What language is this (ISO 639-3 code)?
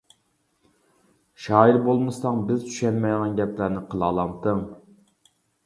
uig